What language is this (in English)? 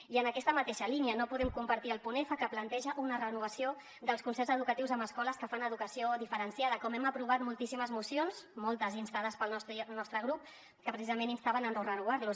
Catalan